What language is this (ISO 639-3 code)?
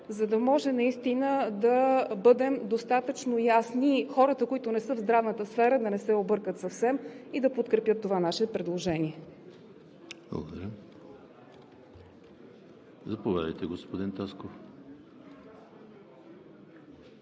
bul